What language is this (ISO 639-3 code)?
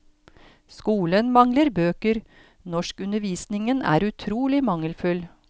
nor